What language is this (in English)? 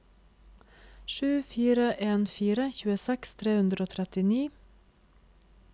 Norwegian